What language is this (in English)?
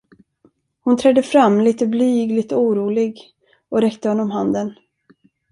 Swedish